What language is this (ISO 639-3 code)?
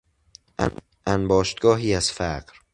fas